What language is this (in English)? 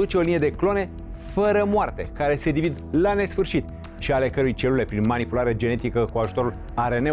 Romanian